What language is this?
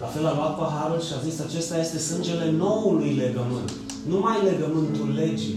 Romanian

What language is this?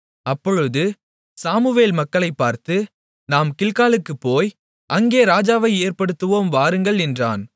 Tamil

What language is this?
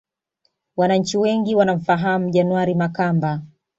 Swahili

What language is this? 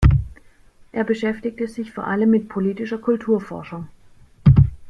German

